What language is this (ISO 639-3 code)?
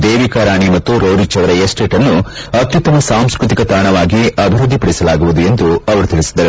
kan